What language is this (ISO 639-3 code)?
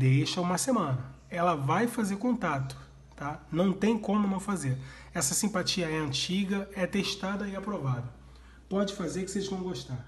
por